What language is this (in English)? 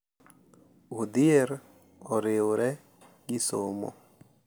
Luo (Kenya and Tanzania)